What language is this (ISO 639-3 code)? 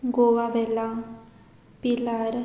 kok